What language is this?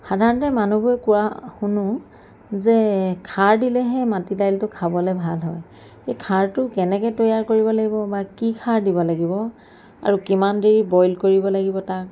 Assamese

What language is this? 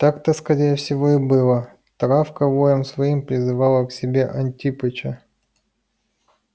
Russian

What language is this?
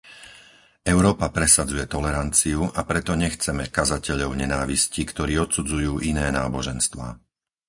Slovak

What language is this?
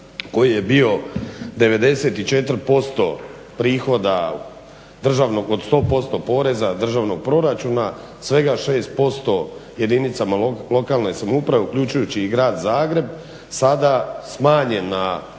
Croatian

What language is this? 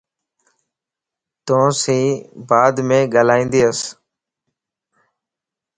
Lasi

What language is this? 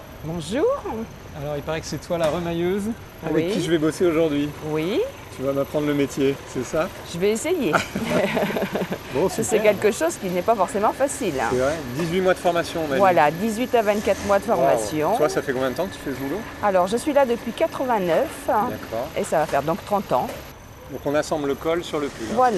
French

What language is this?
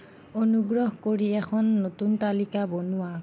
Assamese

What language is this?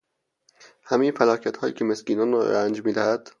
Persian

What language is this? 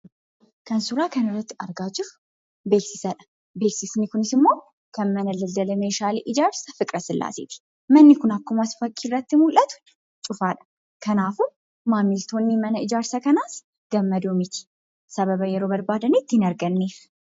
Oromo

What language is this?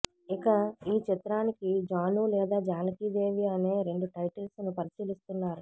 Telugu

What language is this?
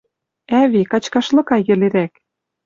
Western Mari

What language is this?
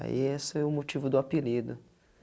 Portuguese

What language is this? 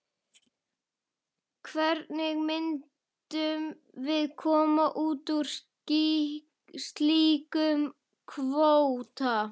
Icelandic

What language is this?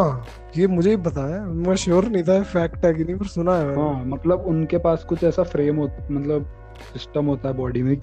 Hindi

